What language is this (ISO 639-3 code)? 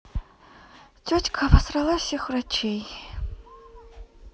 rus